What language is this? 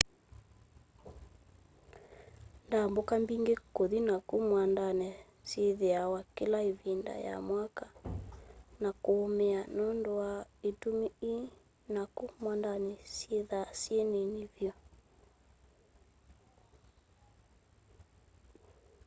Kamba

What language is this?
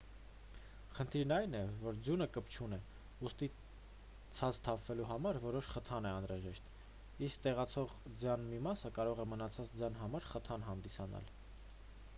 Armenian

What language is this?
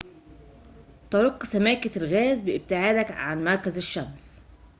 Arabic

